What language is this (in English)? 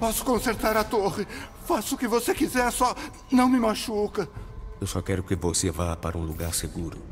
Portuguese